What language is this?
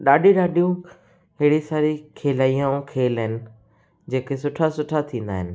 Sindhi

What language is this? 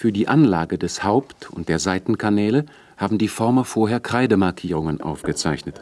German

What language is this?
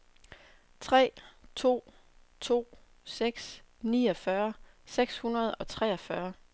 Danish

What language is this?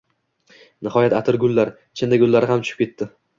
Uzbek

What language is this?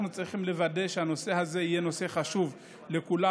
Hebrew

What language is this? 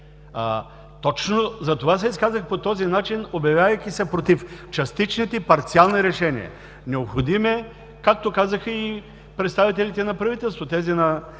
Bulgarian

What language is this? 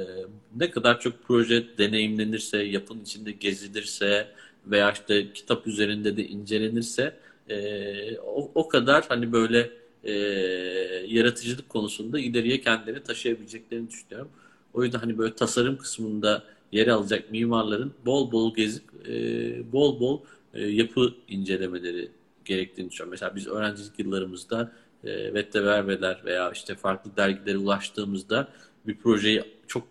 Turkish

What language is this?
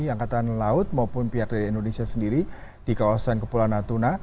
Indonesian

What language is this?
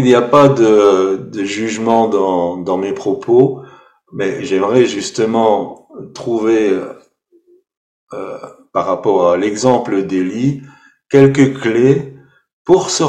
French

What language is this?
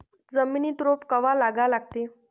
Marathi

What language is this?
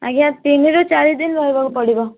Odia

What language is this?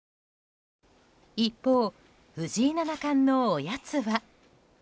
Japanese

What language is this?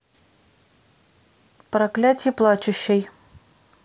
Russian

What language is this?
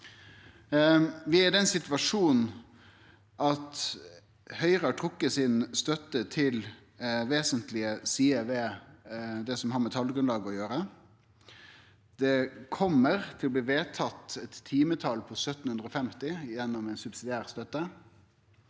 Norwegian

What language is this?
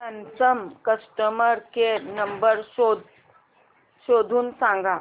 Marathi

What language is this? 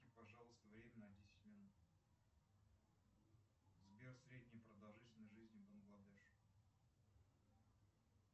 Russian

